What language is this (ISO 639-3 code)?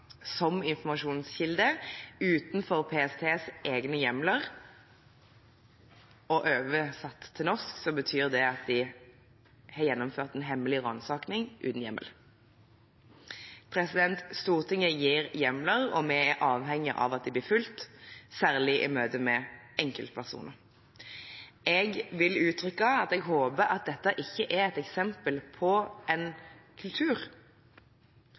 nob